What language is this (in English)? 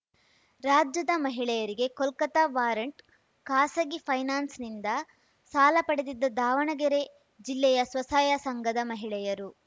Kannada